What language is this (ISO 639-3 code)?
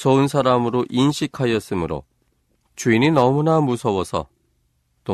kor